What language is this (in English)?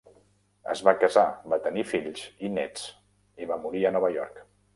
Catalan